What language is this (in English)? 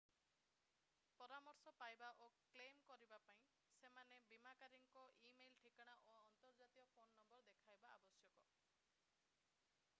Odia